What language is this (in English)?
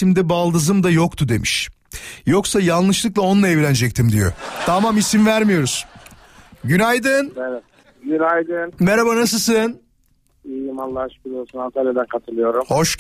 Turkish